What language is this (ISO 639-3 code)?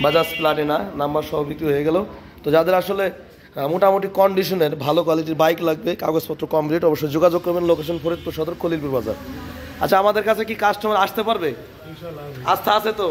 pol